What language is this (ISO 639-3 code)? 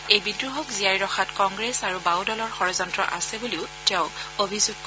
asm